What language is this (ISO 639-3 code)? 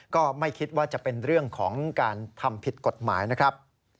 tha